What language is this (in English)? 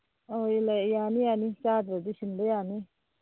Manipuri